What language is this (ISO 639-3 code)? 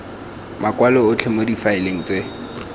tsn